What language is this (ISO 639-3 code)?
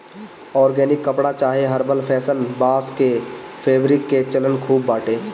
bho